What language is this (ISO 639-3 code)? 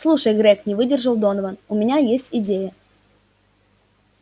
rus